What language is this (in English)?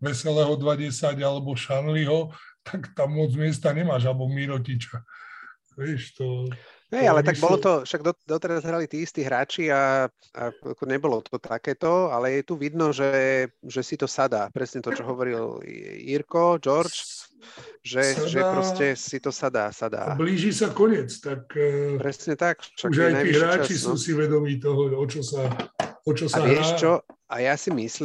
Slovak